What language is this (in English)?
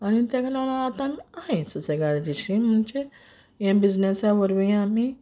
Konkani